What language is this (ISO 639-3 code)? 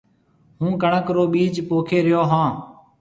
mve